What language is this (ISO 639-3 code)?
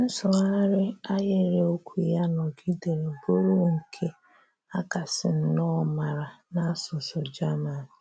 ibo